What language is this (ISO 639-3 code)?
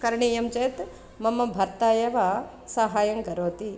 san